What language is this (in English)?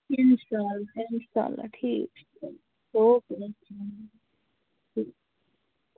Kashmiri